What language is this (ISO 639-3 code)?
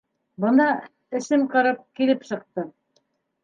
bak